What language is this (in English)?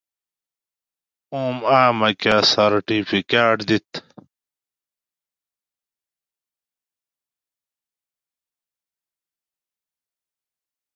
Gawri